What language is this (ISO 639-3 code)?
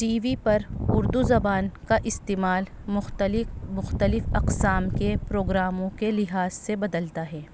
urd